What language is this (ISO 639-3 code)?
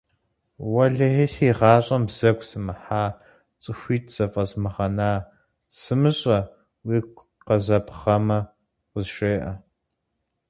kbd